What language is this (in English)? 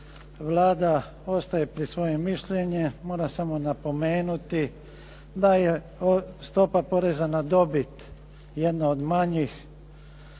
Croatian